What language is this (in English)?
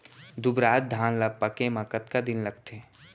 Chhattisgarhi